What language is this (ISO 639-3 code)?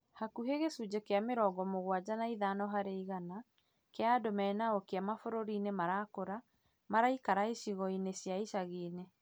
kik